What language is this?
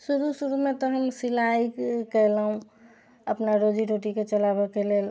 Maithili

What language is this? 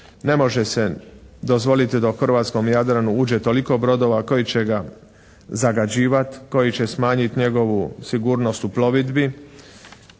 Croatian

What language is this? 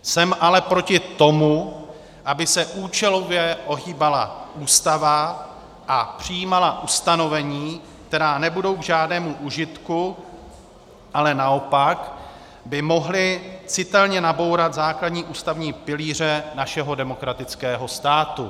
Czech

